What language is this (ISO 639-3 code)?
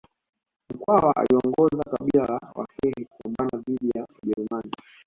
swa